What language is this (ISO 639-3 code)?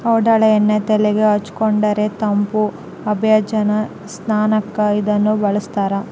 kan